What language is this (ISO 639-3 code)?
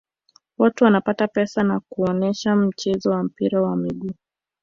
swa